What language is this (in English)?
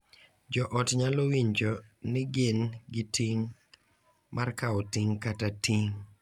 Luo (Kenya and Tanzania)